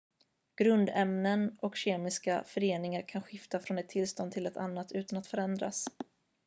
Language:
Swedish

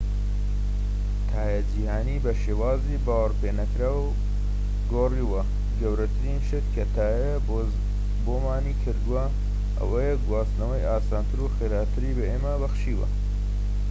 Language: Central Kurdish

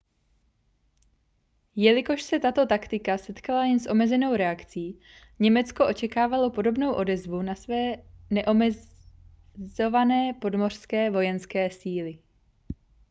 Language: Czech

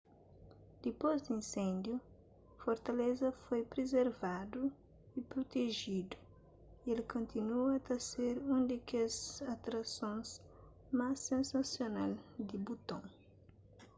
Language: Kabuverdianu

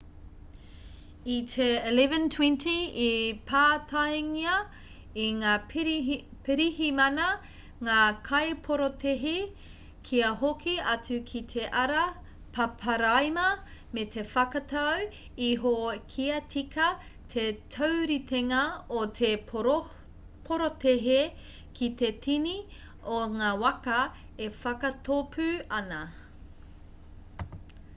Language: Māori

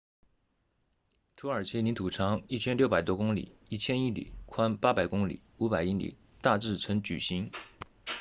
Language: Chinese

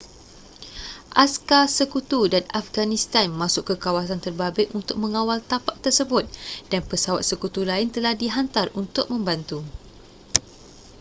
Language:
Malay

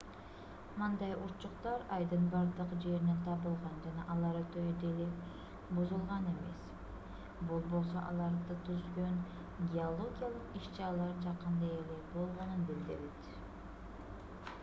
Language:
Kyrgyz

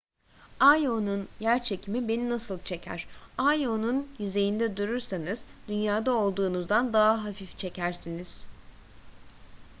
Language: Turkish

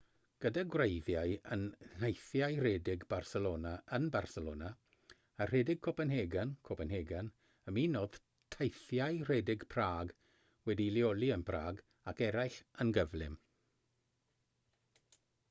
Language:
Welsh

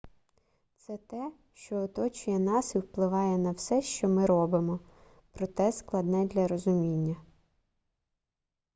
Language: Ukrainian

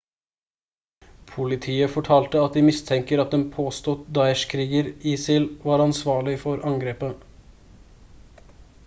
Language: Norwegian Bokmål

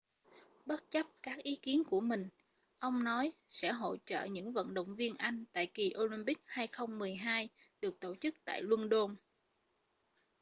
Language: Vietnamese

